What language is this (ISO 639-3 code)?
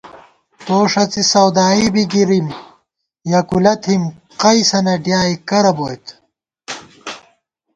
gwt